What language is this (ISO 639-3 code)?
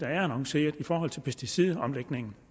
dan